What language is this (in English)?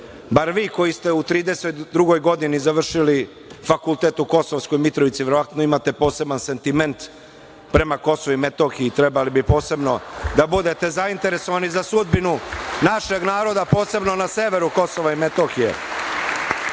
Serbian